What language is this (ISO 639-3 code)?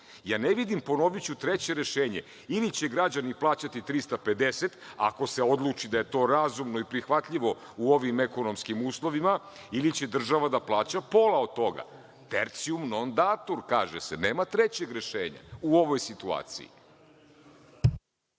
srp